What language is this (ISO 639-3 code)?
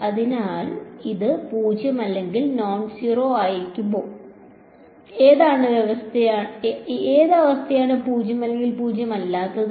mal